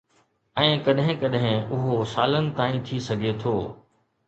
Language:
Sindhi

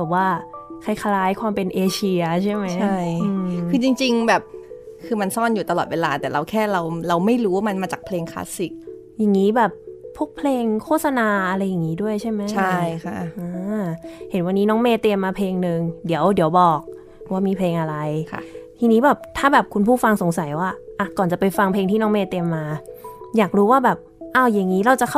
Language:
Thai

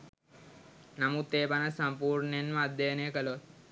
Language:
Sinhala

